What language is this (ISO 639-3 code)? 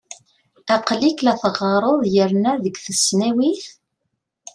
kab